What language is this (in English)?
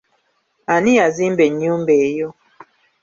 Ganda